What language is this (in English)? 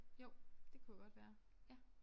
Danish